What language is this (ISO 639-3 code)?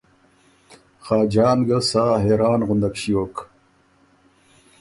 oru